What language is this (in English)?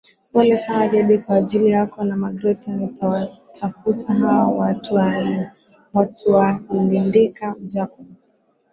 Swahili